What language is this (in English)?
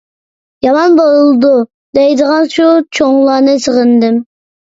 Uyghur